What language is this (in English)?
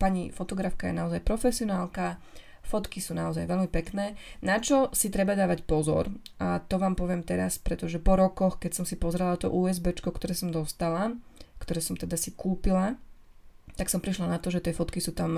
Slovak